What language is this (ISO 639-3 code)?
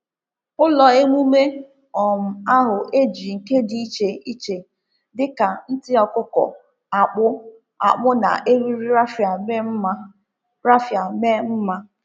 ibo